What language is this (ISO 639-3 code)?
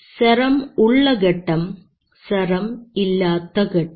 mal